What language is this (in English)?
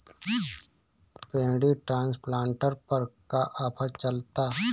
Bhojpuri